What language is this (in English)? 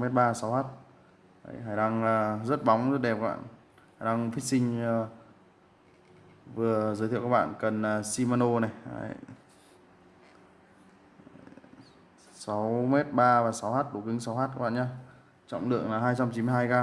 Vietnamese